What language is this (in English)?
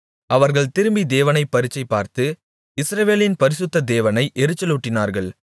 Tamil